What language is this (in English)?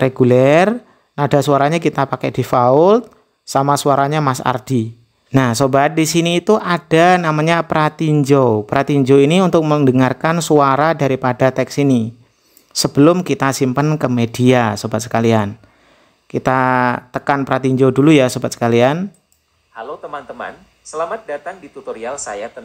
Indonesian